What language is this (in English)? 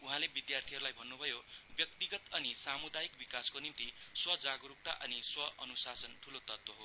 Nepali